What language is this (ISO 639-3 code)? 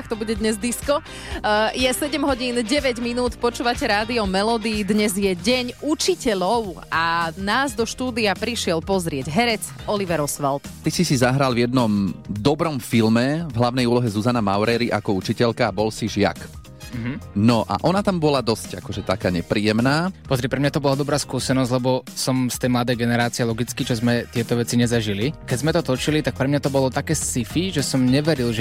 slk